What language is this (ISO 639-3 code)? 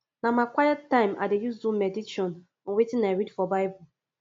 pcm